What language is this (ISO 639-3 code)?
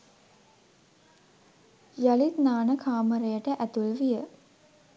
sin